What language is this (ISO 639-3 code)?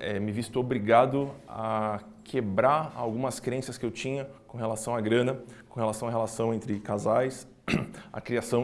por